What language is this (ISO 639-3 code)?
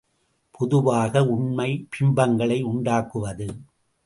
tam